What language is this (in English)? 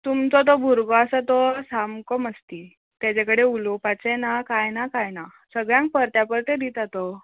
Konkani